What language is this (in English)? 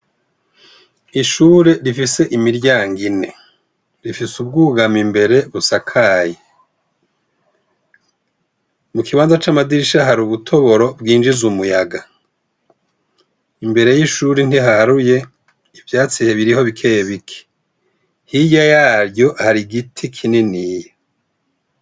Rundi